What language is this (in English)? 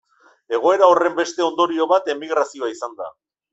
Basque